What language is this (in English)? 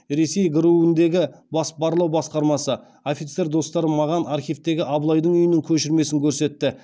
Kazakh